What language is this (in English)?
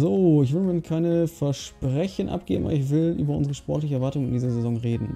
German